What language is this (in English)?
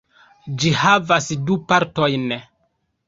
Esperanto